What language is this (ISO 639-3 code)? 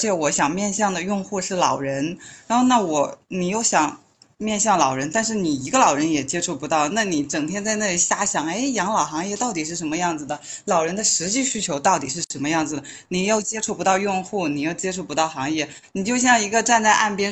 zho